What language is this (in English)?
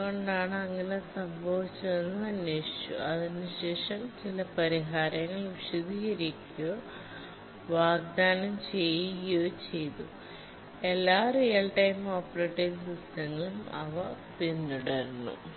Malayalam